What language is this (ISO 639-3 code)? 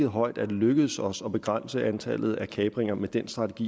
dan